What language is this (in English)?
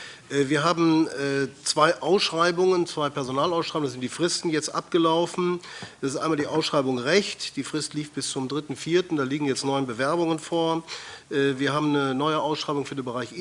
German